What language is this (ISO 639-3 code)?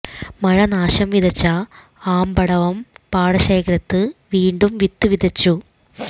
mal